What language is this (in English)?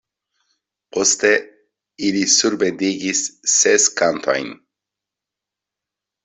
Esperanto